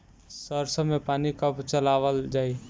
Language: Bhojpuri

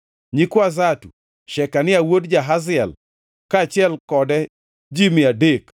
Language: Luo (Kenya and Tanzania)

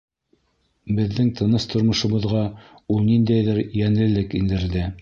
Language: Bashkir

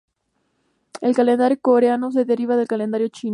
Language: Spanish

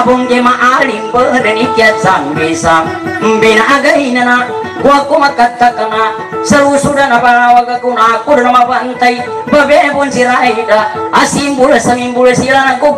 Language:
Thai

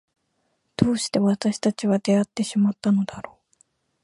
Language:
Japanese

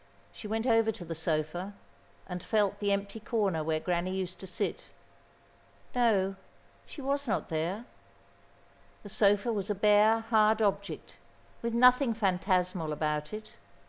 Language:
English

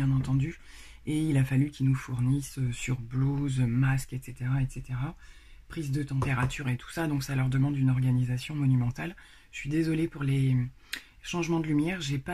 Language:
French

